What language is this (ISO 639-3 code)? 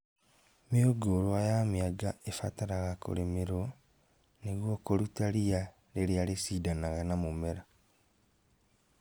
kik